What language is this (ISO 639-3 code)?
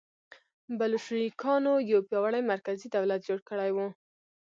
pus